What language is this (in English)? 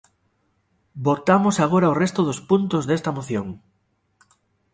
Galician